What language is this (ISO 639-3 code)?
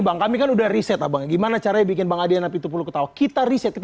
ind